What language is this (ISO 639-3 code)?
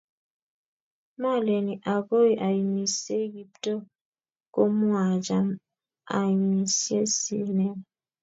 kln